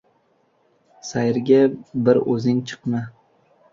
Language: Uzbek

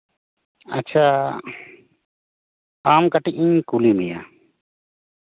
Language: Santali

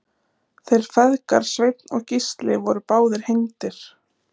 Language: Icelandic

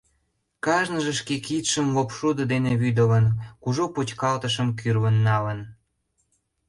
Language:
Mari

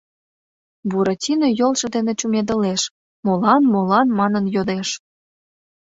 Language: Mari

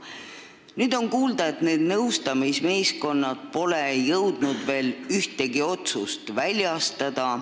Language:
Estonian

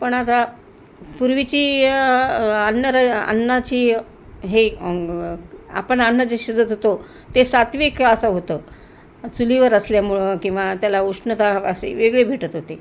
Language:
Marathi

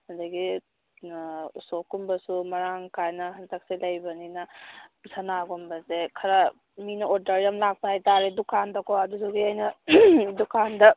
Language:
Manipuri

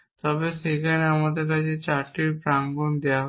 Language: Bangla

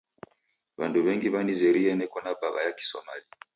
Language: Taita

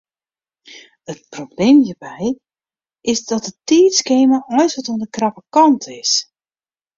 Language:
Western Frisian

